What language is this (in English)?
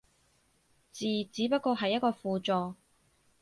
Cantonese